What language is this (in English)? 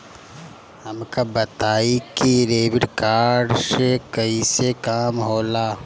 Bhojpuri